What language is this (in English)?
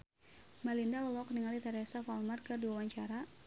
Sundanese